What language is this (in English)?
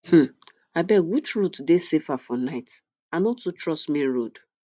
Nigerian Pidgin